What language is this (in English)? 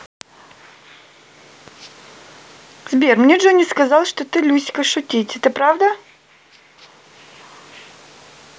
Russian